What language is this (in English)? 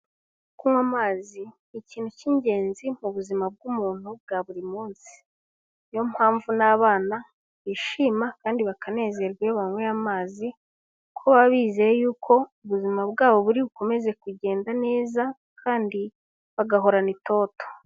Kinyarwanda